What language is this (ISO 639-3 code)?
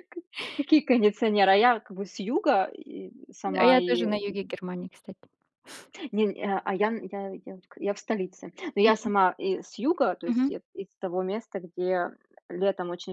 rus